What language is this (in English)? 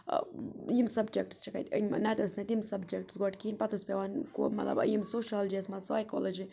Kashmiri